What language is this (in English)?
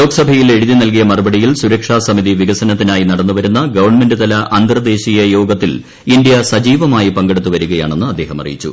Malayalam